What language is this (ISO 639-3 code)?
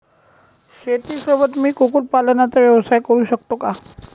mar